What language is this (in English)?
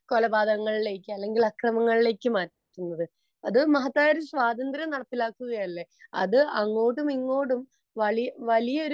Malayalam